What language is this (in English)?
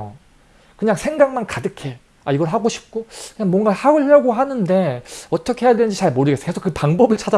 Korean